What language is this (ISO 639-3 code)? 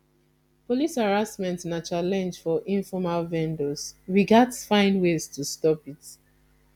pcm